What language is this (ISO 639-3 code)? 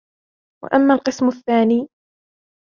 ara